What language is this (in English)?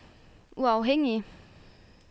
Danish